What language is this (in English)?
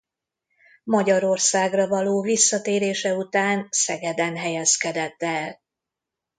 Hungarian